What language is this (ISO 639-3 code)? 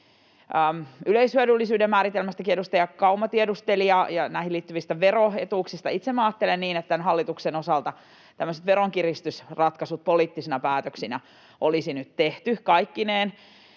fin